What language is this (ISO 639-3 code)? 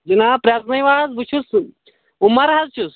kas